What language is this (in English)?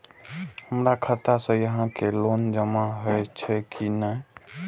Maithili